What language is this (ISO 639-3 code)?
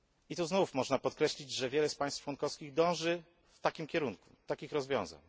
pol